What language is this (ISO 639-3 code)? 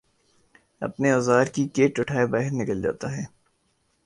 urd